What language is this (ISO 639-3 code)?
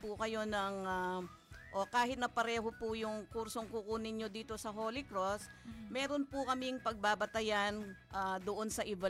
fil